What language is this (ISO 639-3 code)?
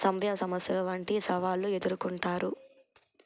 tel